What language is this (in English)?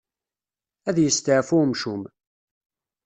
Kabyle